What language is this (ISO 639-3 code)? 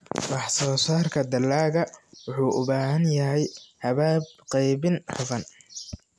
som